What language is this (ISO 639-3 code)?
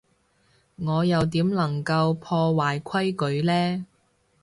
yue